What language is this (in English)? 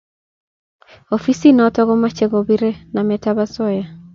Kalenjin